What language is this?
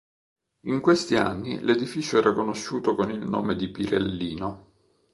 Italian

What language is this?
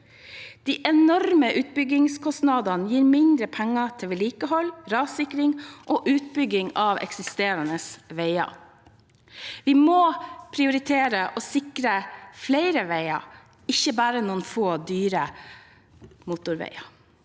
Norwegian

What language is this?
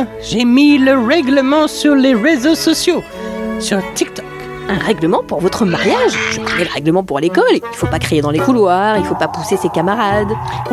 French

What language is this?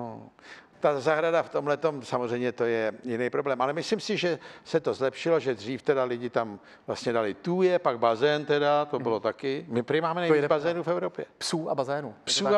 Czech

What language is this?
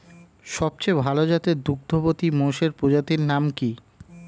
Bangla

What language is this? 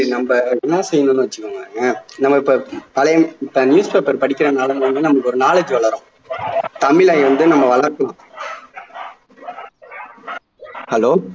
Tamil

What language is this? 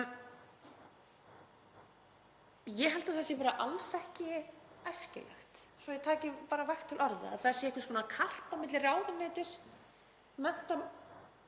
Icelandic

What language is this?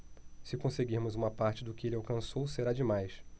Portuguese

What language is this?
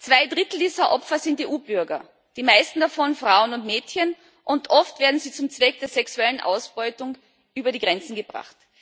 German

